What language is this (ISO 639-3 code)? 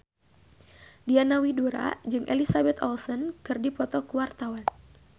sun